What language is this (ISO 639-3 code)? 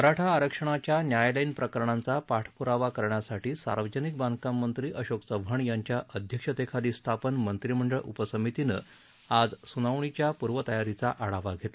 mar